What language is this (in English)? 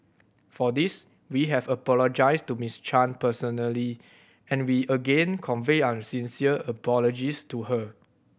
English